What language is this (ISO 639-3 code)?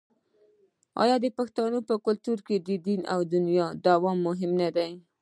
pus